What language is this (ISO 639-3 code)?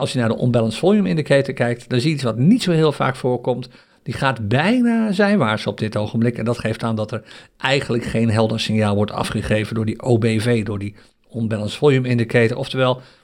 nld